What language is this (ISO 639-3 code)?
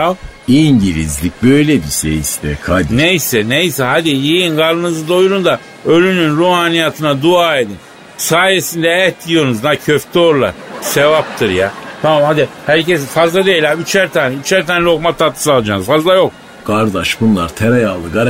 tur